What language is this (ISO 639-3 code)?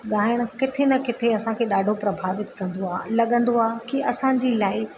snd